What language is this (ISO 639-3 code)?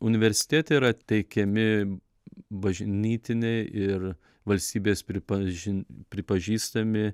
lit